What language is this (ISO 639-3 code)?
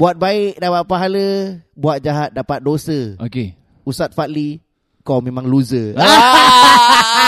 msa